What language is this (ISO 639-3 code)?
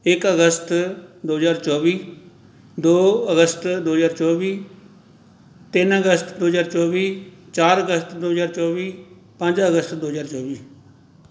pan